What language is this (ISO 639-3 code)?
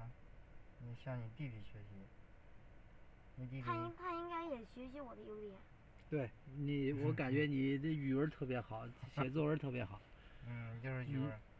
zho